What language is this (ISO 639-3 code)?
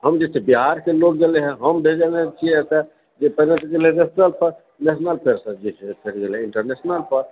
mai